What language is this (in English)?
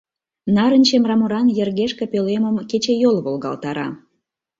Mari